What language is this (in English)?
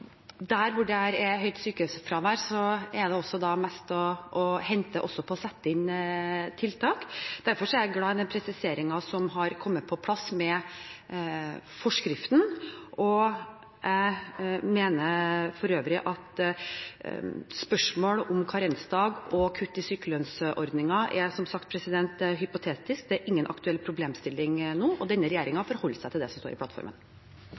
Norwegian Bokmål